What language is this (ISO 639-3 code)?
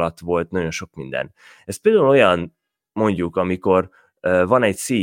hun